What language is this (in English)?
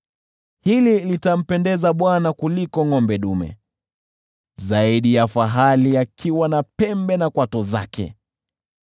Swahili